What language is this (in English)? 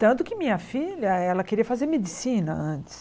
Portuguese